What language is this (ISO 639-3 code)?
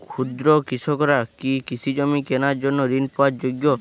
ben